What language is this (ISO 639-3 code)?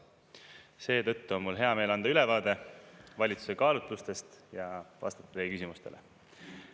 est